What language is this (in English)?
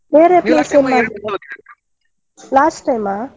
Kannada